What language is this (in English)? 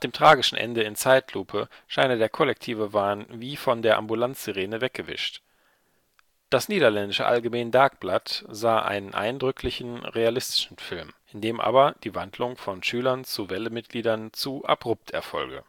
German